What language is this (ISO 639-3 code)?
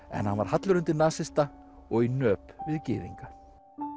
isl